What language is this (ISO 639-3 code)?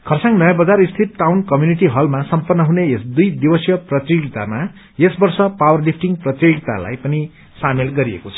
nep